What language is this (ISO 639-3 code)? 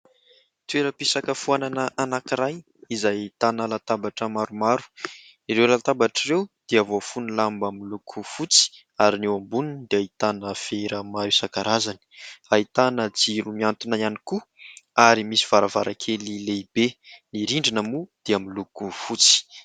mlg